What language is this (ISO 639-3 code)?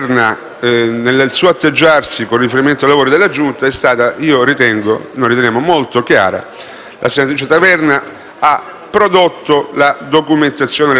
ita